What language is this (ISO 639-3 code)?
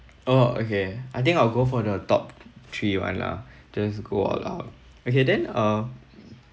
eng